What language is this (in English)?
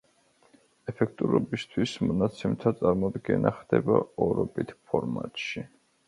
Georgian